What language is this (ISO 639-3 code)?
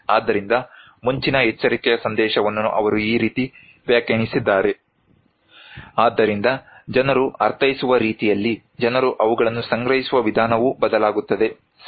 kan